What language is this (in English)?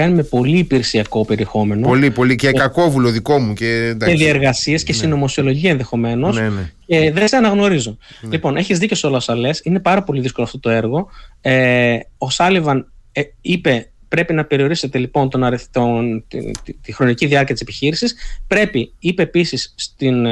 Greek